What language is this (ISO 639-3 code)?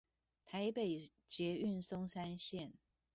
zho